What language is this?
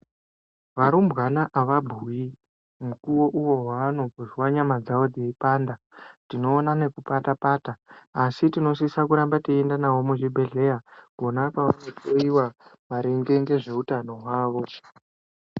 Ndau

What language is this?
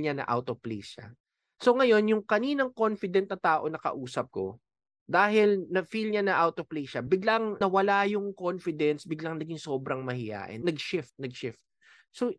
Filipino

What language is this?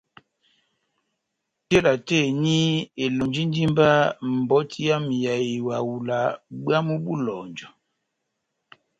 Batanga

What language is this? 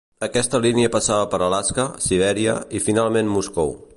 Catalan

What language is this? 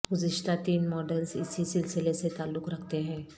Urdu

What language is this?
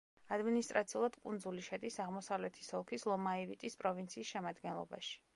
Georgian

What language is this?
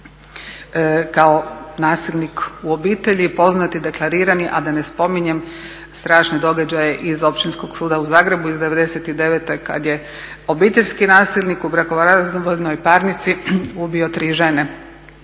Croatian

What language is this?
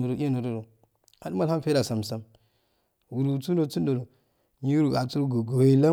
Afade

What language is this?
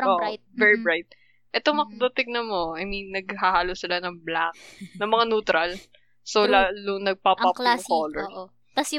Filipino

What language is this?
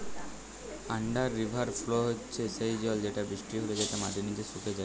Bangla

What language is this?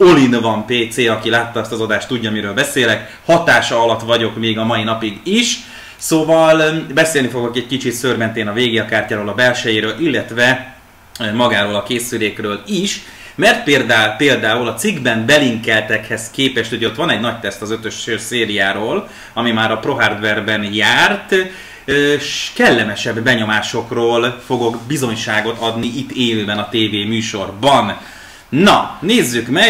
Hungarian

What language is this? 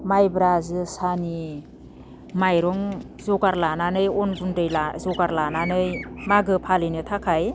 Bodo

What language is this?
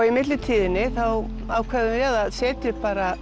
Icelandic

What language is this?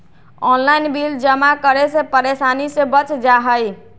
Magahi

